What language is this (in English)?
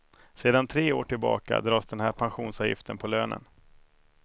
Swedish